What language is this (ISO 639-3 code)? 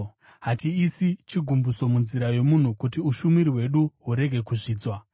sna